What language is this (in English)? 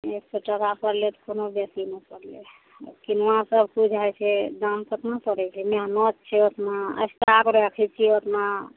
Maithili